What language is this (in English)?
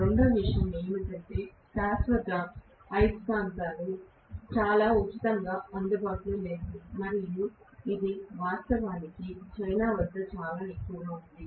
Telugu